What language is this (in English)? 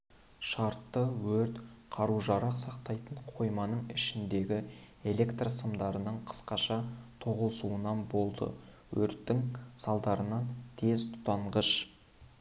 Kazakh